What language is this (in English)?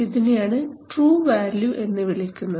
Malayalam